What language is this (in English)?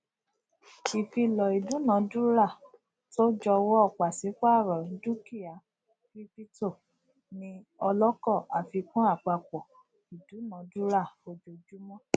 Yoruba